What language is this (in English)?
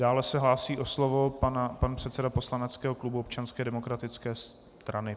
Czech